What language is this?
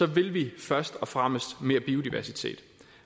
Danish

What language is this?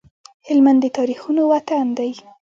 Pashto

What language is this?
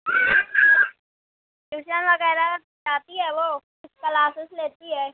Urdu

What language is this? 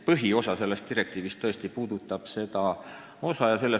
Estonian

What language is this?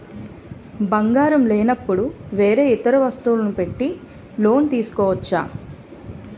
Telugu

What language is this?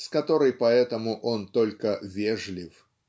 Russian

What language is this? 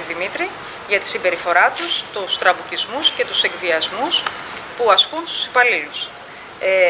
Greek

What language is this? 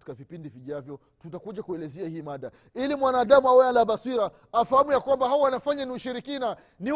Swahili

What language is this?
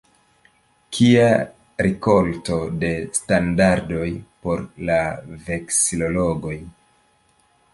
Esperanto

